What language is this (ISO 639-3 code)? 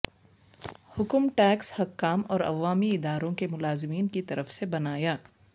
urd